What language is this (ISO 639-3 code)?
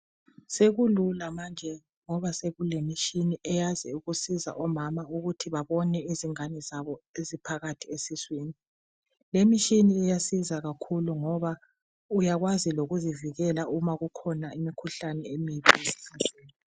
nde